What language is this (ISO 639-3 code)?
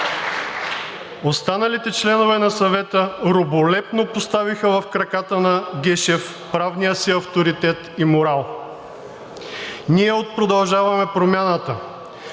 bul